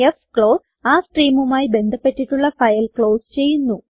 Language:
Malayalam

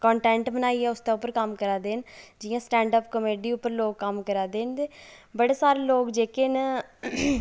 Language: Dogri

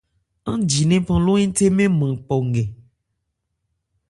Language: Ebrié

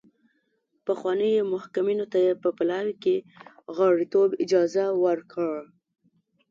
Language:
Pashto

